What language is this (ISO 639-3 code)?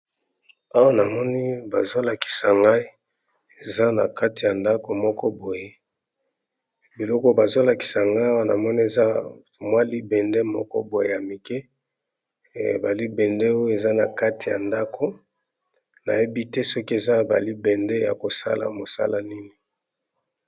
lin